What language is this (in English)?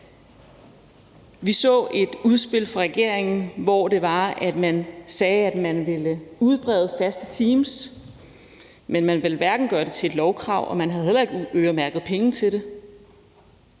Danish